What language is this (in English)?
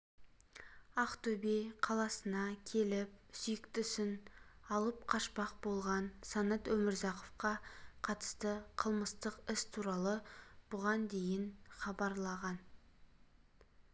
Kazakh